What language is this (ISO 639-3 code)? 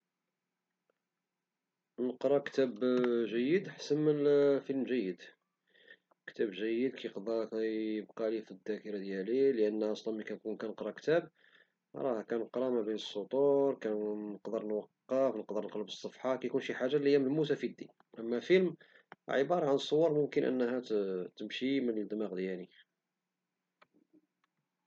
ary